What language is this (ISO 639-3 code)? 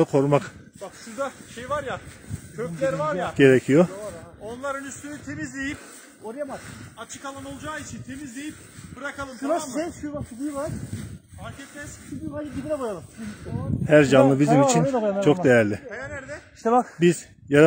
tur